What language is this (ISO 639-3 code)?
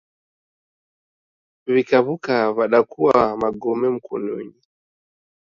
dav